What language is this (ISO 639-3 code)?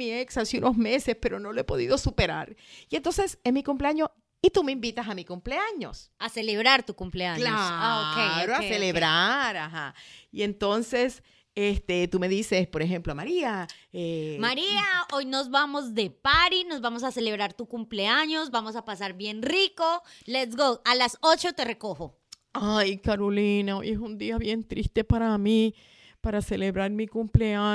spa